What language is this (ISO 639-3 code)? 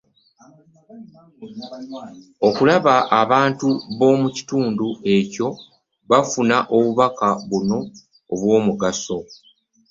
lug